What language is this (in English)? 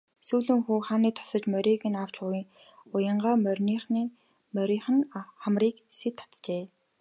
Mongolian